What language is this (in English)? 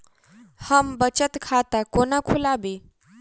Maithili